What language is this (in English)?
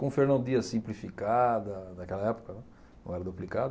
Portuguese